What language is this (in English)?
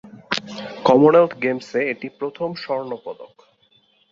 Bangla